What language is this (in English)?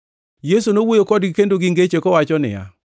Luo (Kenya and Tanzania)